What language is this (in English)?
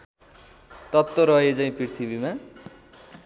Nepali